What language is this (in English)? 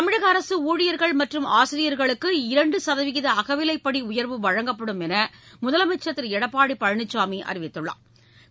Tamil